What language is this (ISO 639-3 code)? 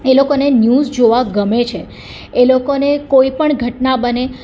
guj